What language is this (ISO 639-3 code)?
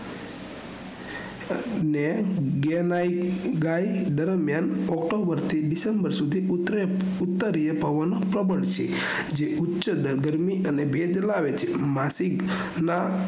guj